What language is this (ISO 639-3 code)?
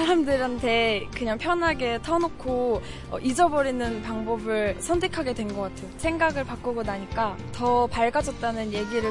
kor